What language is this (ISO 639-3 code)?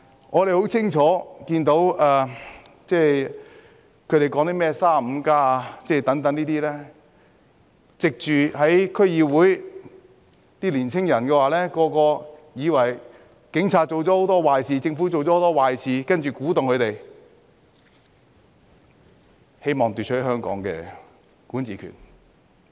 yue